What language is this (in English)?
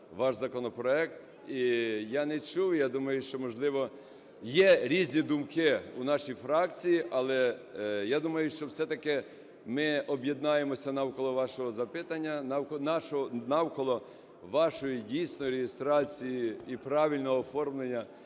Ukrainian